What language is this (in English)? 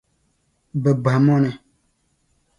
Dagbani